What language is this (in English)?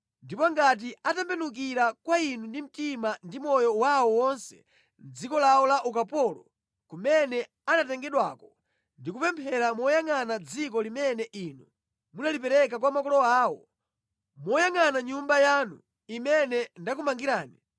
Nyanja